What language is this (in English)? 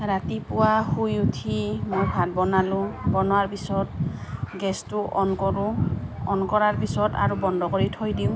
Assamese